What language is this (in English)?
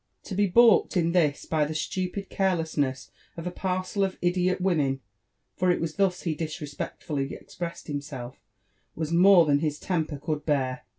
English